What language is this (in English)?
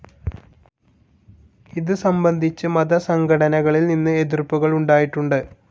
Malayalam